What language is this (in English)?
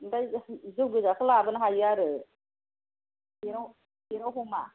Bodo